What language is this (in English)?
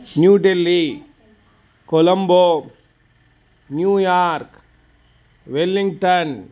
Sanskrit